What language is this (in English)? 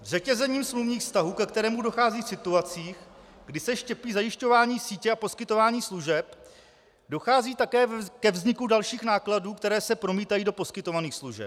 Czech